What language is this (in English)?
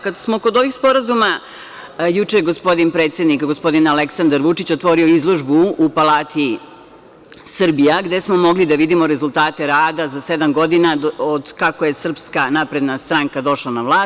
Serbian